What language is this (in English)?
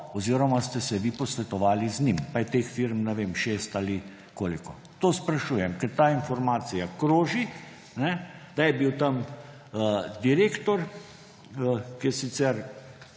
Slovenian